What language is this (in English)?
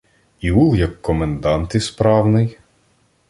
Ukrainian